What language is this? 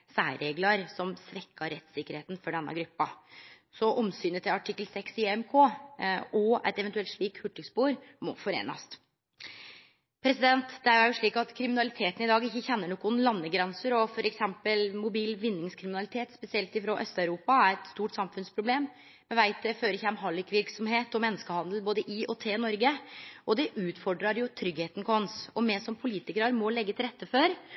Norwegian Nynorsk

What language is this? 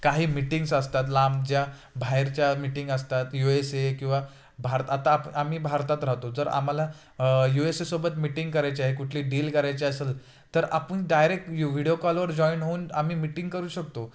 Marathi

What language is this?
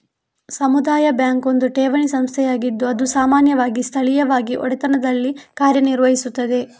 Kannada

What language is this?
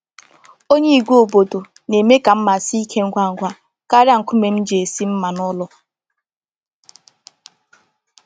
Igbo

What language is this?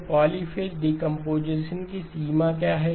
Hindi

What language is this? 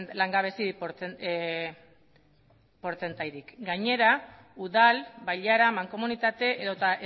Basque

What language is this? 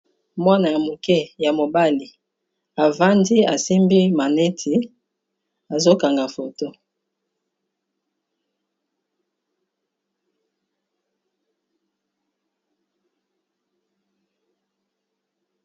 Lingala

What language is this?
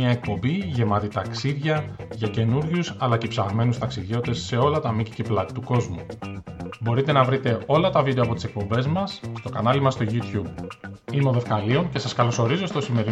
Greek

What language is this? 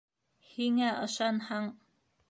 Bashkir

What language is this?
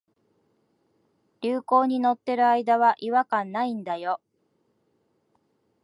Japanese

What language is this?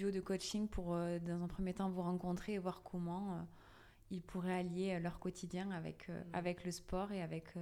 French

